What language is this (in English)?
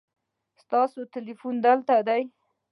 Pashto